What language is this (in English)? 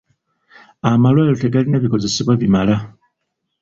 Ganda